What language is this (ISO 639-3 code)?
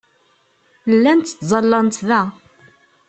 kab